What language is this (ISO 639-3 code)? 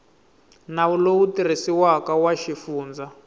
tso